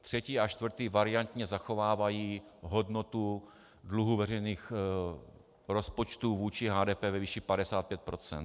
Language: Czech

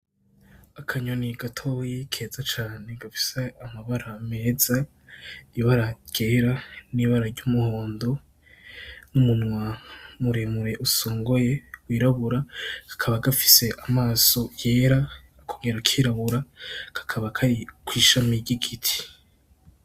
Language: Rundi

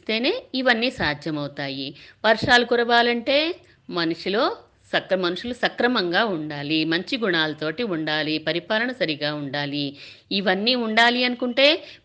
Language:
Telugu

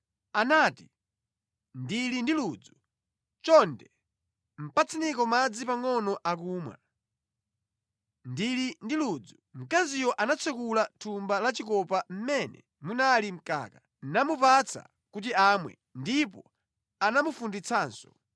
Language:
Nyanja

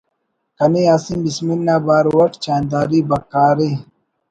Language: Brahui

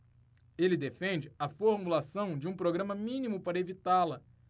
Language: Portuguese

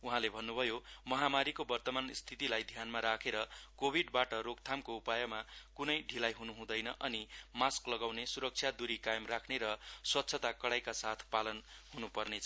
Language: Nepali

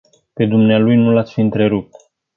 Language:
Romanian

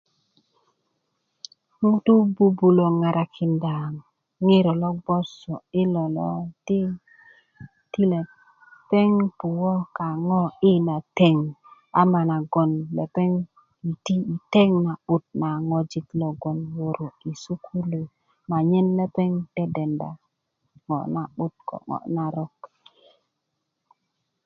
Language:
Kuku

